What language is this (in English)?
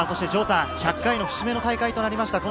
Japanese